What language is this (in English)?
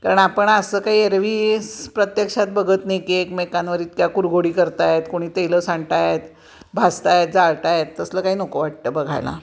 Marathi